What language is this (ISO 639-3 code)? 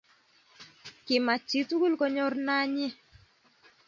kln